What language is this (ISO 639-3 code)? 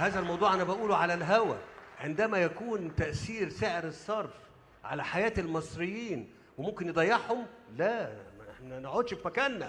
ara